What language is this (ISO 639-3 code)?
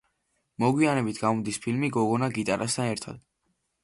kat